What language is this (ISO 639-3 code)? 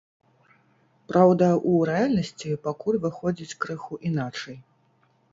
bel